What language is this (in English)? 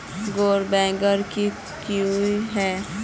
Magahi